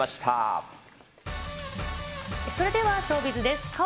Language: Japanese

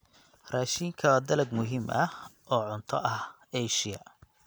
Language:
Somali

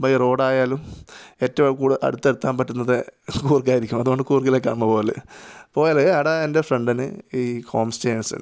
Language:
Malayalam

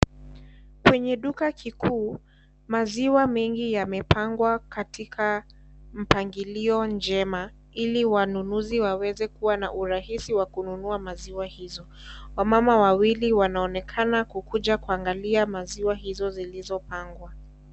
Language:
Swahili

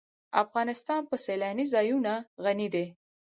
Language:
Pashto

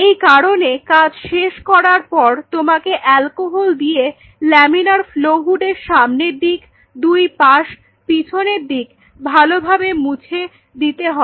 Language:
Bangla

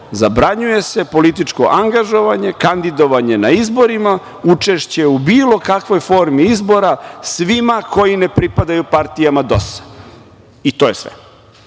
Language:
Serbian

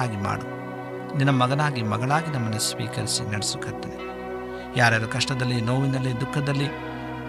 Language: Kannada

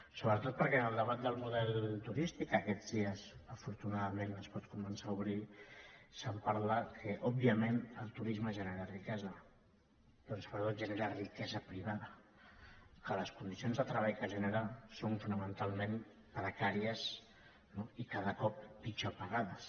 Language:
Catalan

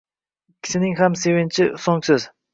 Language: Uzbek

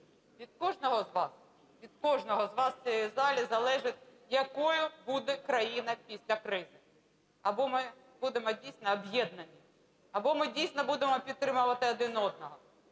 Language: Ukrainian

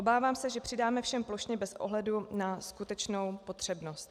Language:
Czech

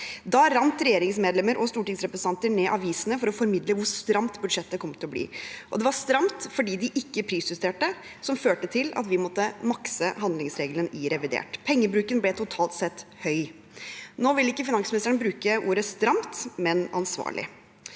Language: Norwegian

